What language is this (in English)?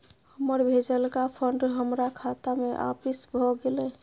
Maithili